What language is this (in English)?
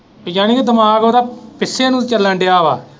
Punjabi